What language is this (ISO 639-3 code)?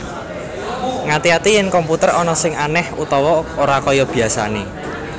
jav